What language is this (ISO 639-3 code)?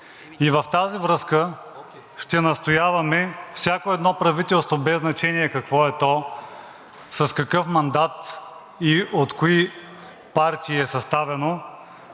bul